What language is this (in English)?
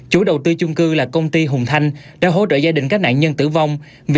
Vietnamese